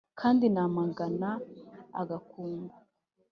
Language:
Kinyarwanda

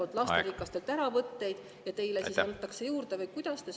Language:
Estonian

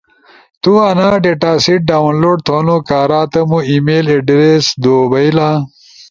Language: Ushojo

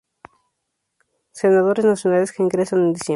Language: Spanish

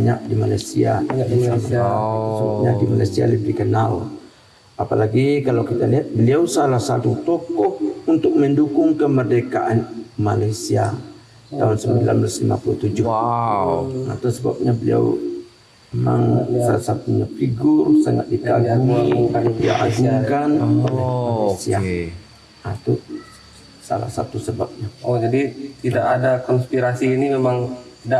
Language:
Indonesian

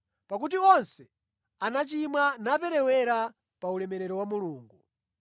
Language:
Nyanja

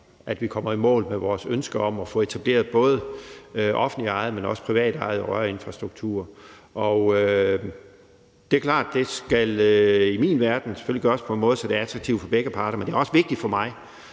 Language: Danish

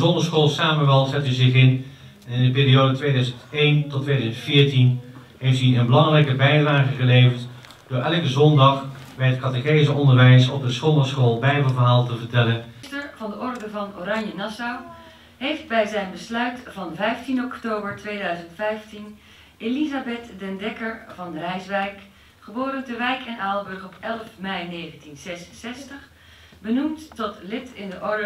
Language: Dutch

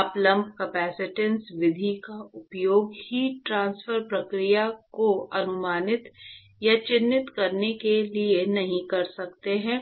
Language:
Hindi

